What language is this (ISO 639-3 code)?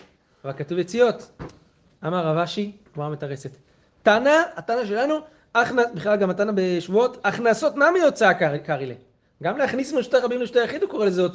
heb